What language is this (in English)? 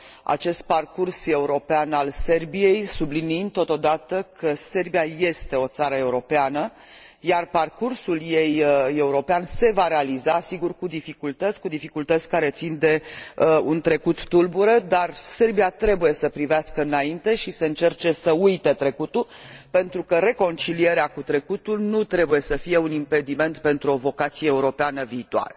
Romanian